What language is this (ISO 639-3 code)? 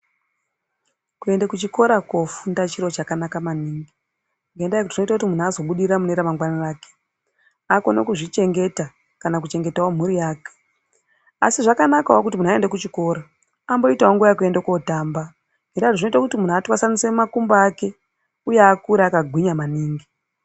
ndc